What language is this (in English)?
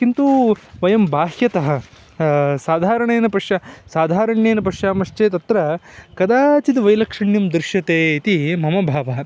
Sanskrit